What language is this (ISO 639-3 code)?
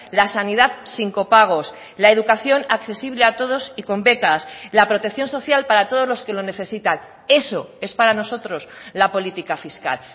spa